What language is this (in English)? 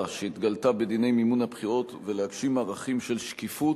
Hebrew